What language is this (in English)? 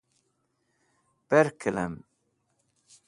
Wakhi